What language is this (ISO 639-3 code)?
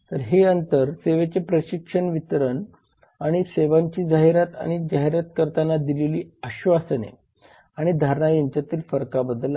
mar